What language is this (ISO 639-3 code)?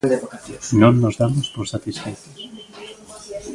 glg